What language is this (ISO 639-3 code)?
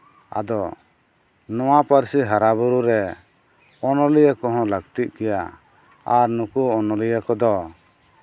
sat